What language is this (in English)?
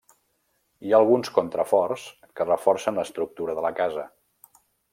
Catalan